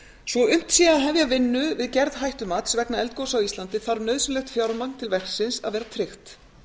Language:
Icelandic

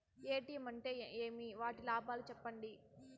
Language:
Telugu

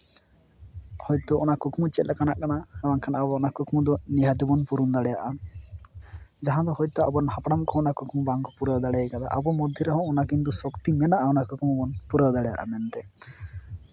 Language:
Santali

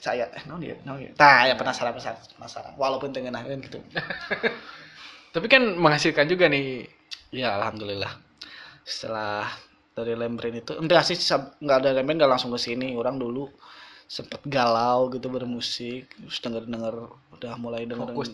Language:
Indonesian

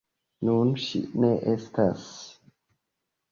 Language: Esperanto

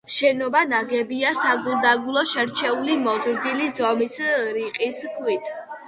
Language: Georgian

